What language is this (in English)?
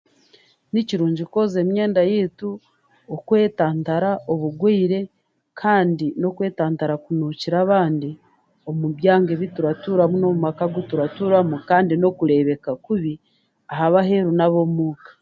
Chiga